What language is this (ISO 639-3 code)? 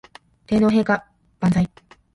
jpn